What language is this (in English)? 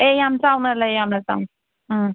Manipuri